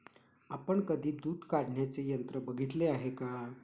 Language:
Marathi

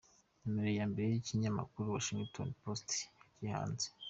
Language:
Kinyarwanda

